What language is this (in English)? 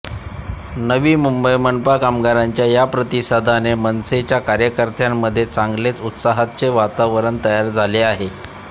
Marathi